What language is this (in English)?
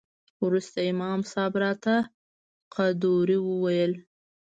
Pashto